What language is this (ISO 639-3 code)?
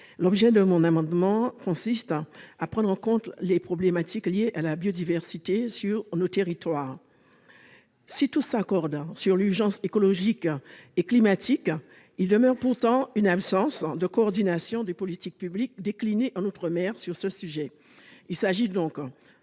fra